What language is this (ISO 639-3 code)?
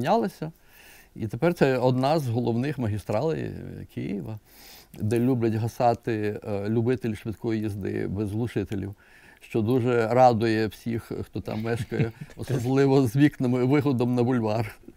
ukr